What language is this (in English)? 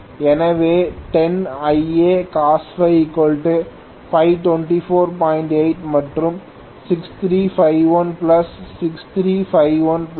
Tamil